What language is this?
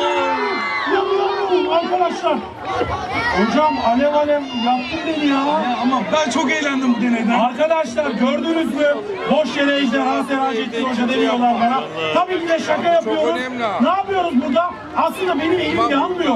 Turkish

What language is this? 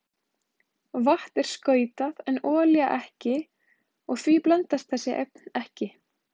Icelandic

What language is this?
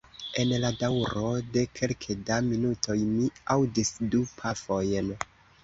Esperanto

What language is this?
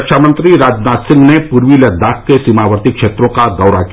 Hindi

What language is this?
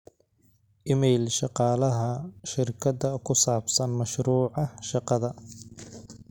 Somali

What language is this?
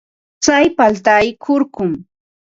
Ambo-Pasco Quechua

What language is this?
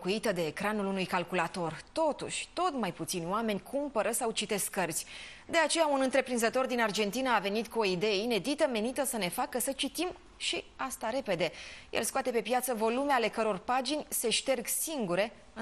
Romanian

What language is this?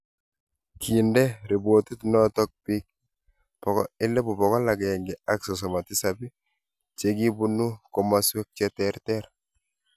Kalenjin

